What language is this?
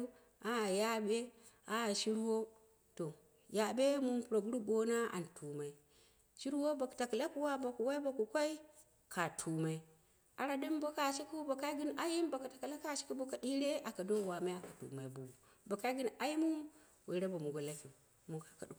Dera (Nigeria)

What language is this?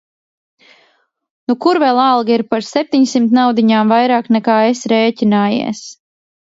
Latvian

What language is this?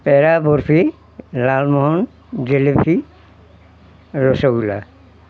Assamese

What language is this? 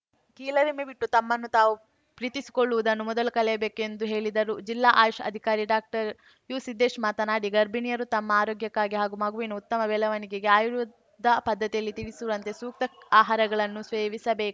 Kannada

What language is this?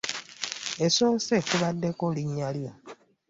Ganda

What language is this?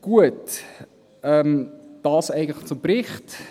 Swiss German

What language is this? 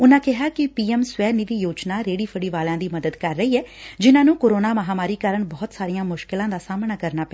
Punjabi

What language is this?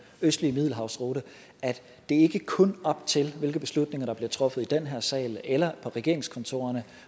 Danish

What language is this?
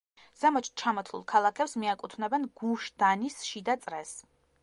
Georgian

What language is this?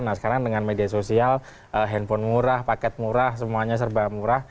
Indonesian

